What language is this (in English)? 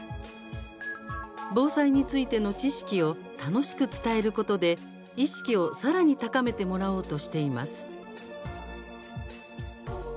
Japanese